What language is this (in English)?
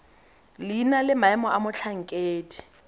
Tswana